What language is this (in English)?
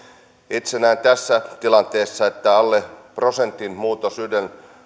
Finnish